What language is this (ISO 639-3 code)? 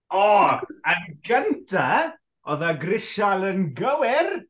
cym